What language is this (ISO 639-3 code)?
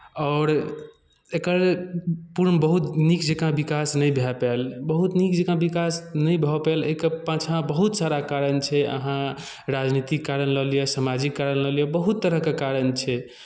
mai